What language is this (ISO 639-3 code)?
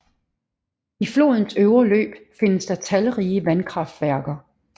dan